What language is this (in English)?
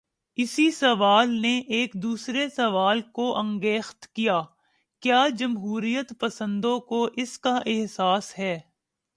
Urdu